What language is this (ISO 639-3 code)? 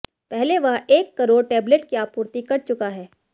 hin